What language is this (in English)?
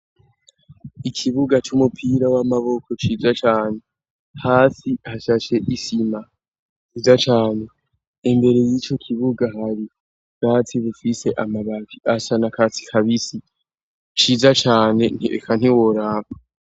Rundi